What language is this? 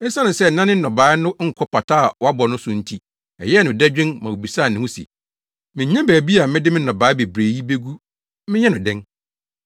Akan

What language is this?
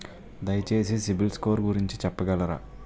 Telugu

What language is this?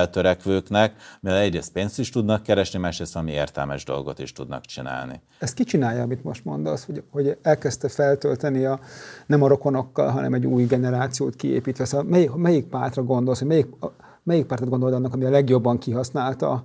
Hungarian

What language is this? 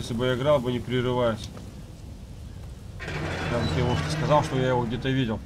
Russian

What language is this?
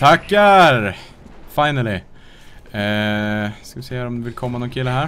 Swedish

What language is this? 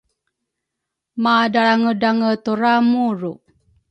Rukai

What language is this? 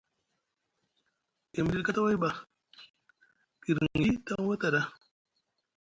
Musgu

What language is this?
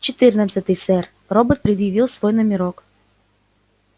Russian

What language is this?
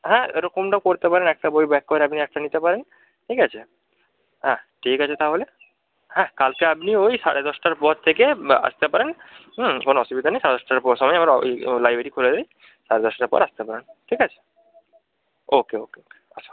Bangla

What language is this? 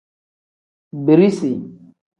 Tem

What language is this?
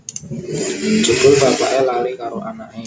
Javanese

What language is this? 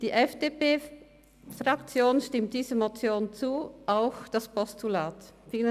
Swiss German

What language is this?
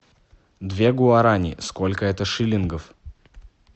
Russian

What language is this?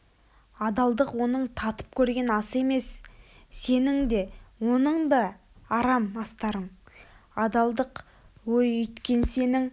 Kazakh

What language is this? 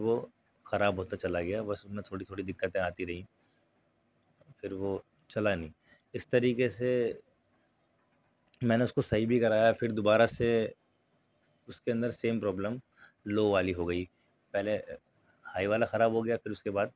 Urdu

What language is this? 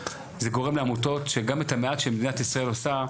Hebrew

